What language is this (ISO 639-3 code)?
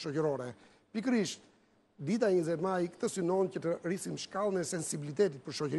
ell